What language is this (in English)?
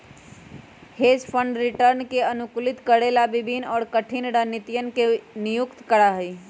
Magahi